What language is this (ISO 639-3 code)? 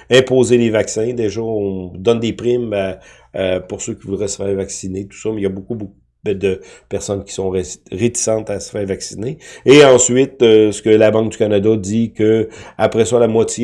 fra